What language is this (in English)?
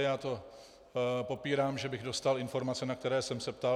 Czech